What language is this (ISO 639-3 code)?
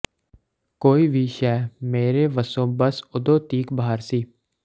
pan